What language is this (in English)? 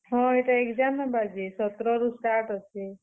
Odia